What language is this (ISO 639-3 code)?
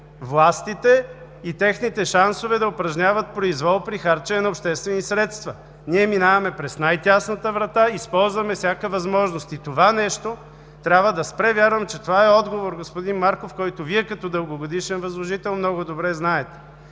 bul